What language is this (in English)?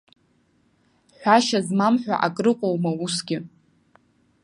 Abkhazian